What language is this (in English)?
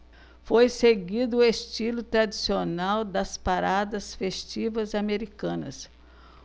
Portuguese